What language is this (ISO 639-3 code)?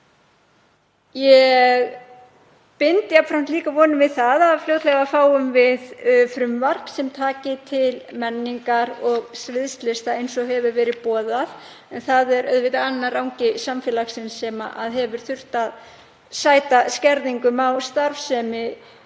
isl